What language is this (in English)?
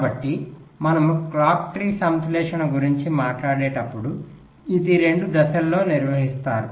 Telugu